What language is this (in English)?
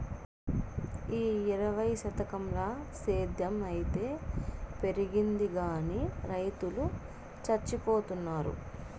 Telugu